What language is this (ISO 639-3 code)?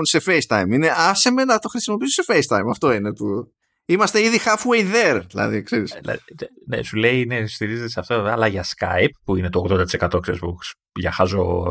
ell